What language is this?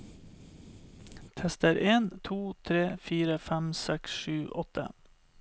Norwegian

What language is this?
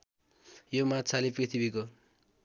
Nepali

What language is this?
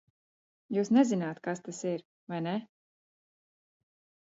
Latvian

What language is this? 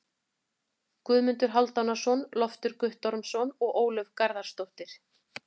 Icelandic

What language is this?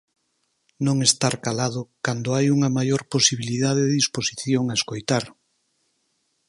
Galician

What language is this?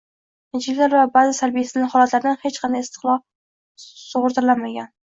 Uzbek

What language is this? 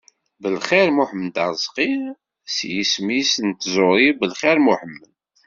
Kabyle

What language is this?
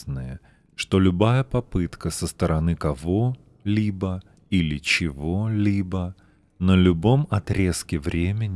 Russian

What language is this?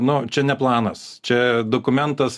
Lithuanian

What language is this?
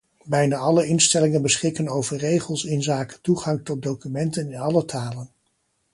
Dutch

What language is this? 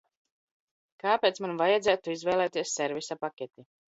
Latvian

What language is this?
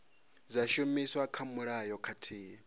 Venda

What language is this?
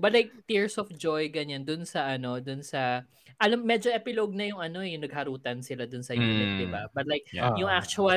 Filipino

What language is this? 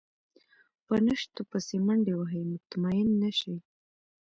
Pashto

